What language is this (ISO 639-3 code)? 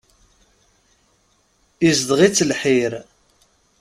kab